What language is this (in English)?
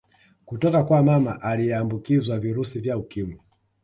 Swahili